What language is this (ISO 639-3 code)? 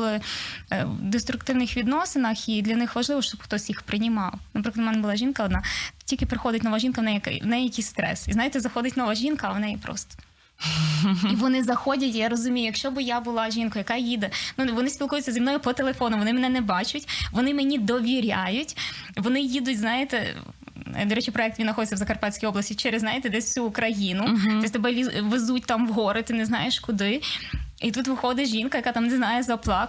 ukr